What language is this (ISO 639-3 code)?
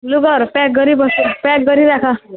nep